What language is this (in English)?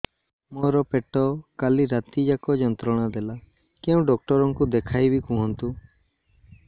Odia